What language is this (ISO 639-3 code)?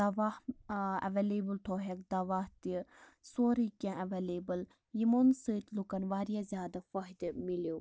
kas